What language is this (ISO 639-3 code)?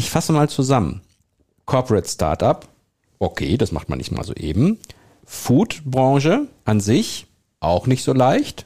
deu